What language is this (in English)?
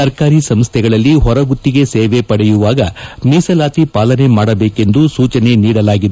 Kannada